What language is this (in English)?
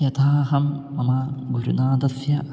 Sanskrit